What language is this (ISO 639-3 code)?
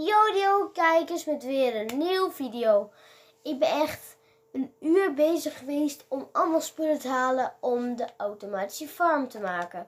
nld